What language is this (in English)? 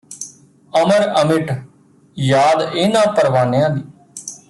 Punjabi